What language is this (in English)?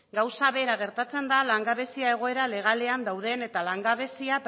Basque